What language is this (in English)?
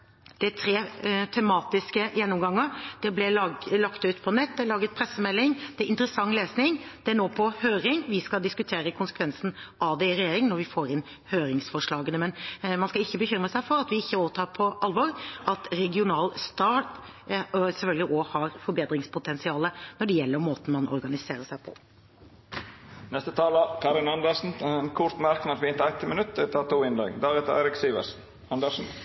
Norwegian